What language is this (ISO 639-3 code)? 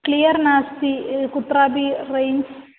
san